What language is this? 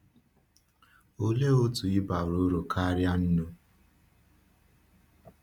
Igbo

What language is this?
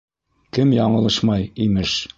Bashkir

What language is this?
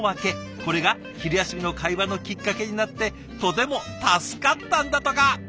Japanese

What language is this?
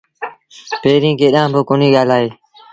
Sindhi Bhil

